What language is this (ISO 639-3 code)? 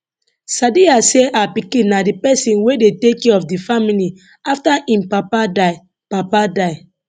pcm